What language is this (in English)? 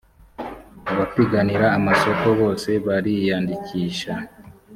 Kinyarwanda